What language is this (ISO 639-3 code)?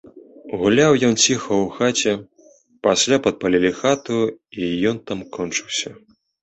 bel